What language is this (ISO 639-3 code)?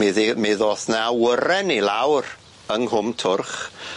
cym